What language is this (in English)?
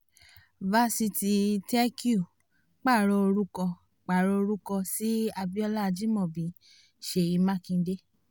Yoruba